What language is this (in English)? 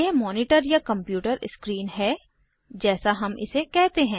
Hindi